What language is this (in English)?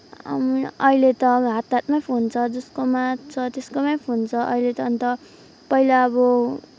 Nepali